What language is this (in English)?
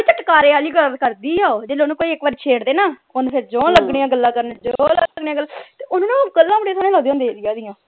Punjabi